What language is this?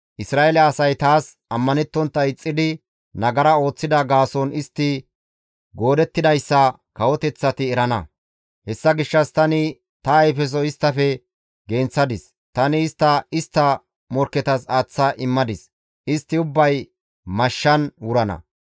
Gamo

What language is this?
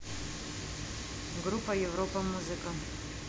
Russian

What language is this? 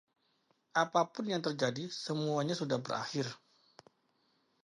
Indonesian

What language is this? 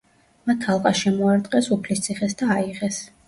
Georgian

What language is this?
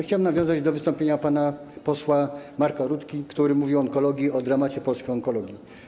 Polish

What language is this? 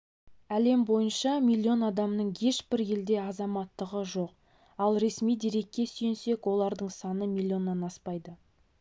Kazakh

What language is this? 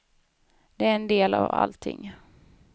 Swedish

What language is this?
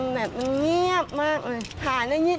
Thai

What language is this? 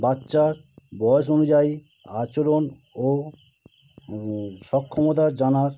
Bangla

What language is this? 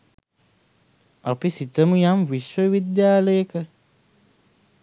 Sinhala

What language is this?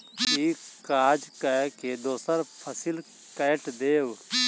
Maithili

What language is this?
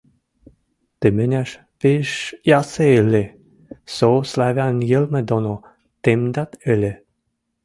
Mari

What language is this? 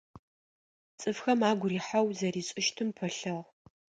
Adyghe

